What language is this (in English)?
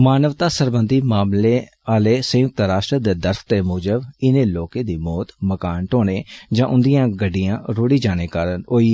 Dogri